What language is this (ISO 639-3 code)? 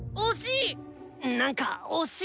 jpn